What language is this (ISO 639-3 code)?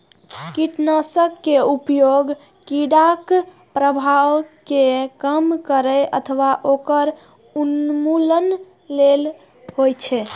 mai